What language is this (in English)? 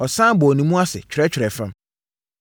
Akan